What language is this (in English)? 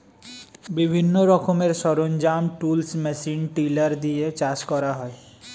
Bangla